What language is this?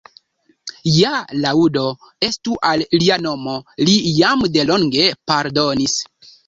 Esperanto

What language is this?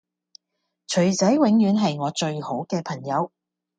Cantonese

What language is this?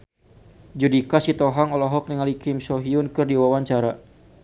Sundanese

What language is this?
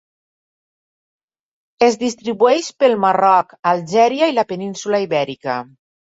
Catalan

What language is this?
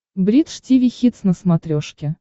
Russian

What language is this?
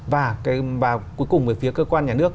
Vietnamese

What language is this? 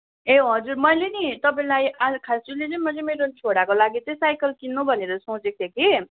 Nepali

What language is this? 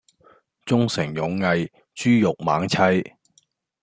Cantonese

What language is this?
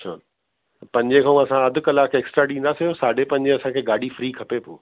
Sindhi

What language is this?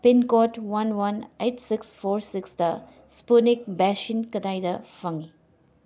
Manipuri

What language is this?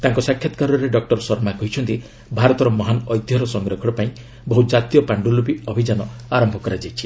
Odia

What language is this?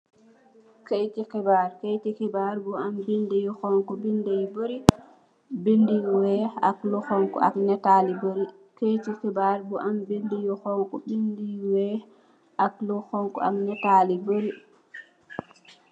Wolof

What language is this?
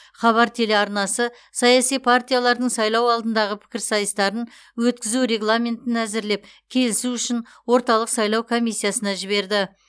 Kazakh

